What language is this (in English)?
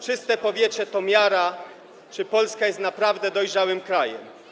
Polish